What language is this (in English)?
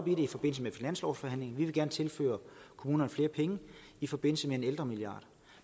Danish